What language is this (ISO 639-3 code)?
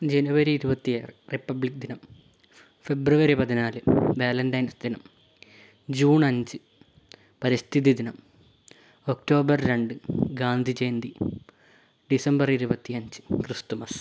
mal